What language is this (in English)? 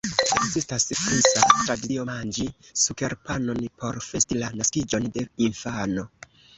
Esperanto